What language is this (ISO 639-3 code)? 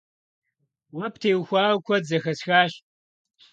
kbd